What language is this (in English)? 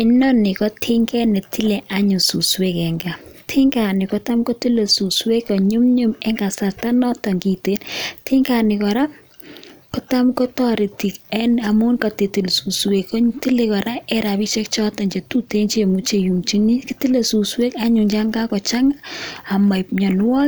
Kalenjin